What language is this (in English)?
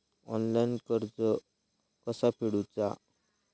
Marathi